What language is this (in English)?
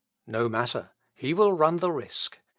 English